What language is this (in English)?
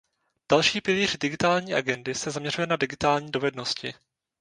Czech